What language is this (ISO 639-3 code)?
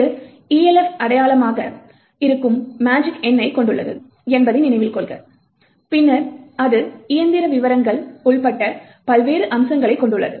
tam